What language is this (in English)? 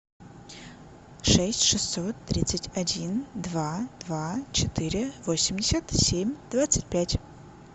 Russian